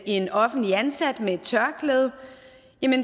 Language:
Danish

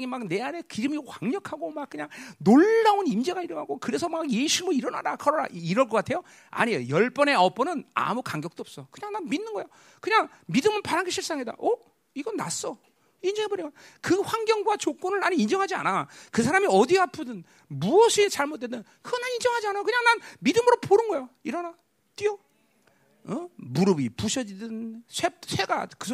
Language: Korean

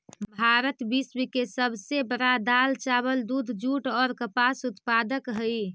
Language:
Magahi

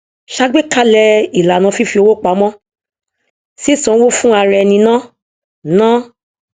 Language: Yoruba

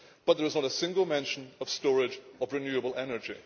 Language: English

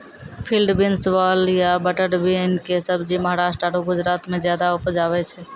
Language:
Maithili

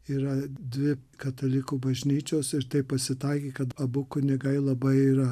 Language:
Lithuanian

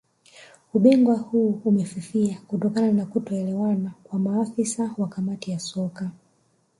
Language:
Swahili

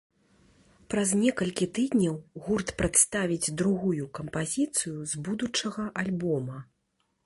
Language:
Belarusian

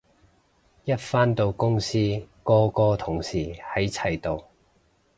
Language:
Cantonese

